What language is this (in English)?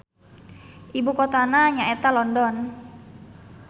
Sundanese